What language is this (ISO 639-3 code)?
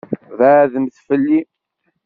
kab